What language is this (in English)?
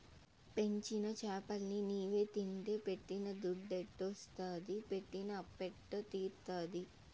Telugu